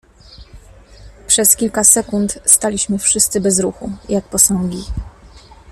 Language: Polish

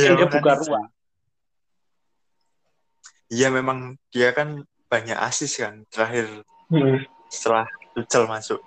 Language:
Indonesian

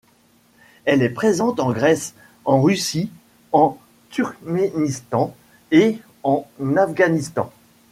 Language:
French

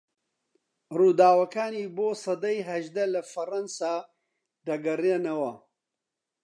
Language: Central Kurdish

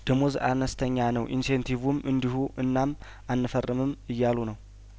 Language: Amharic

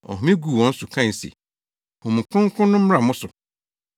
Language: Akan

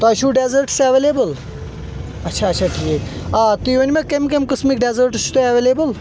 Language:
Kashmiri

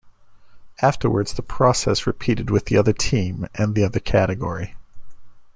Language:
English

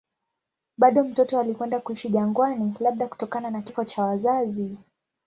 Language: Swahili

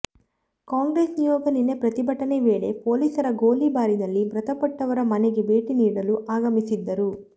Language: Kannada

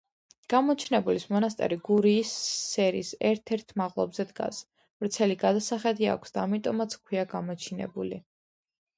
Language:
Georgian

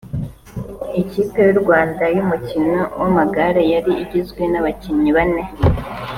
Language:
Kinyarwanda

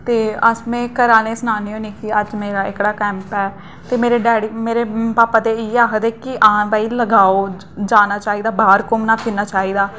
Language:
Dogri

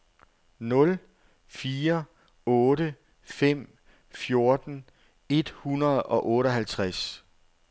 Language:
Danish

